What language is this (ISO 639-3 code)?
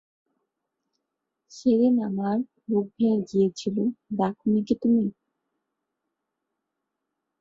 ben